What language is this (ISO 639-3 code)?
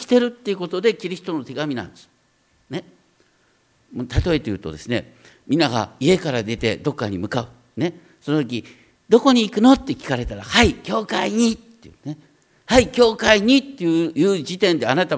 jpn